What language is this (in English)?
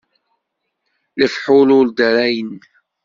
Kabyle